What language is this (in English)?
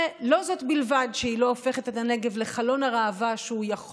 Hebrew